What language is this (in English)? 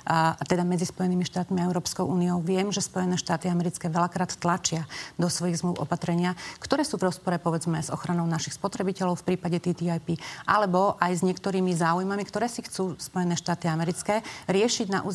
Slovak